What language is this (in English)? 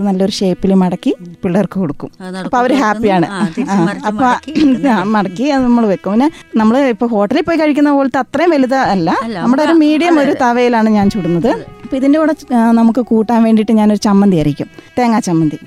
Malayalam